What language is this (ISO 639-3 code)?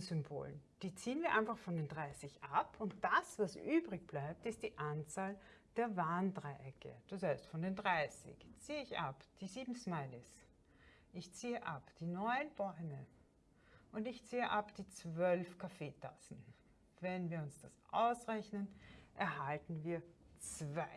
deu